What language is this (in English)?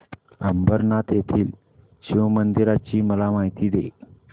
Marathi